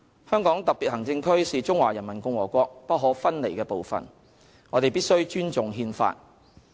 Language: Cantonese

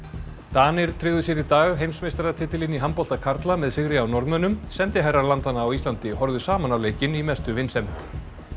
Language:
Icelandic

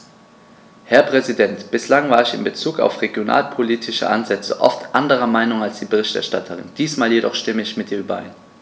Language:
German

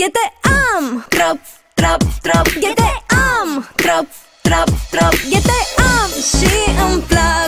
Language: Romanian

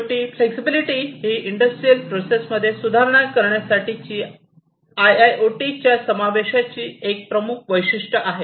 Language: Marathi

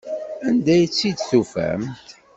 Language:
Kabyle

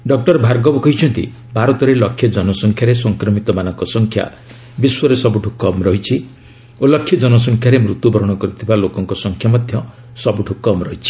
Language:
Odia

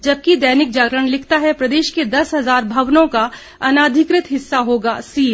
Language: Hindi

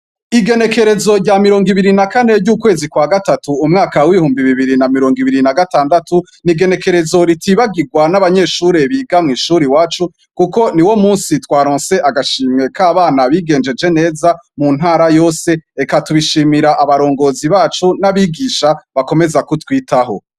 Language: Rundi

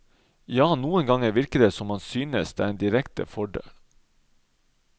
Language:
Norwegian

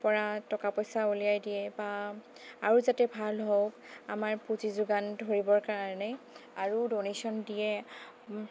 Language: Assamese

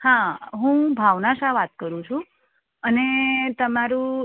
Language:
Gujarati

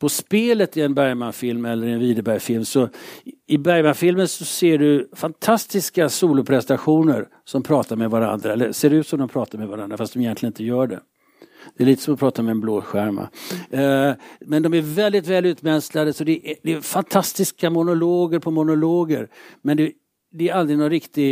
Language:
Swedish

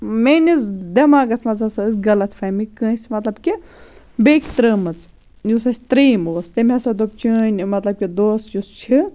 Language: Kashmiri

